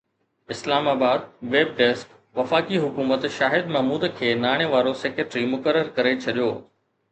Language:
Sindhi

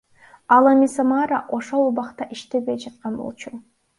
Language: Kyrgyz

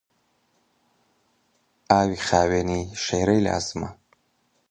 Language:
Central Kurdish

